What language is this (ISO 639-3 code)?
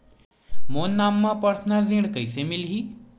hne